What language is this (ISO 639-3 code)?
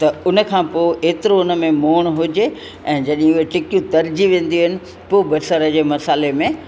snd